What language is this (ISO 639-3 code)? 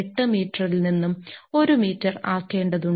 mal